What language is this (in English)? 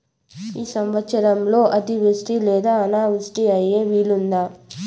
Telugu